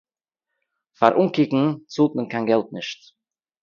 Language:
Yiddish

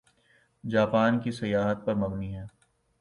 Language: Urdu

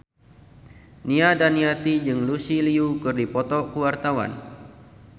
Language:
Sundanese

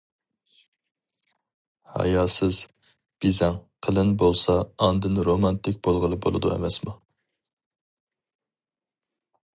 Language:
Uyghur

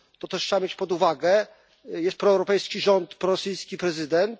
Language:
Polish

